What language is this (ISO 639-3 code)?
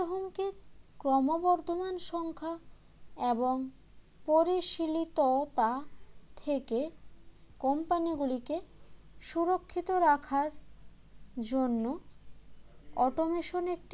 ben